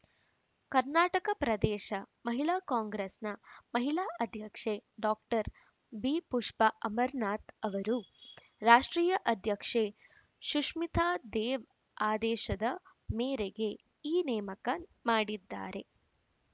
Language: Kannada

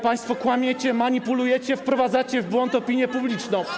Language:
Polish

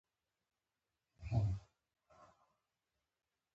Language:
Pashto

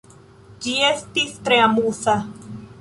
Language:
Esperanto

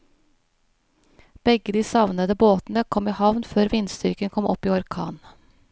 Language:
Norwegian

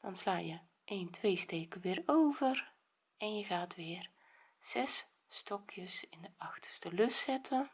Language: Dutch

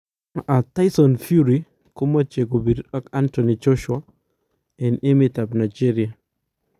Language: Kalenjin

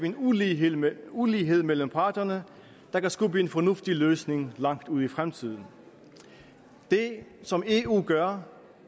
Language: Danish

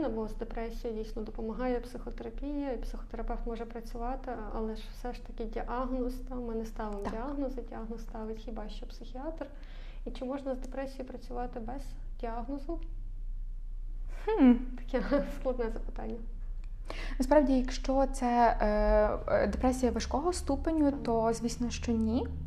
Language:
Ukrainian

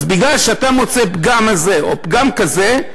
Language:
Hebrew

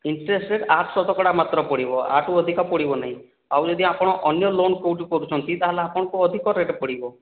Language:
Odia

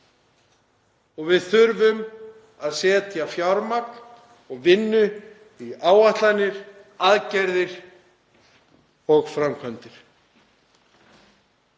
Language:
Icelandic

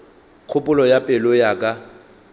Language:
Northern Sotho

